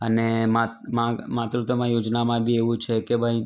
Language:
Gujarati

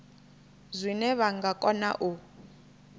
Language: Venda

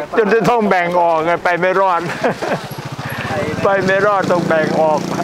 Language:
Thai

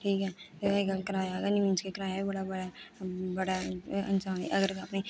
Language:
Dogri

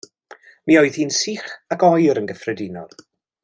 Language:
Welsh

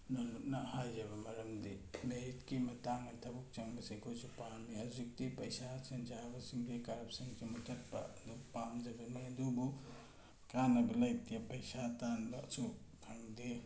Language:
Manipuri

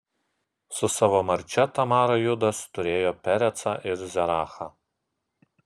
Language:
Lithuanian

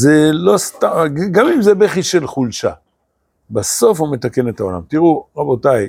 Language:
Hebrew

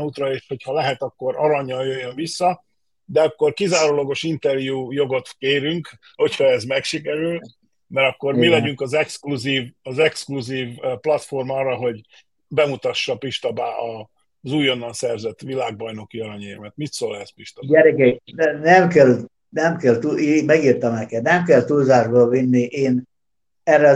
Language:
Hungarian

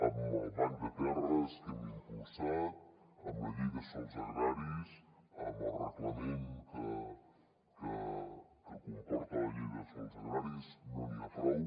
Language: Catalan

